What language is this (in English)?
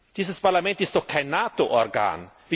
German